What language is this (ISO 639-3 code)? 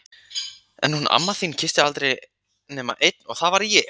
isl